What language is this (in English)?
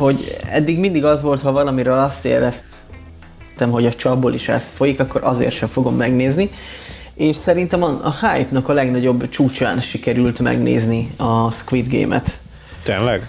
Hungarian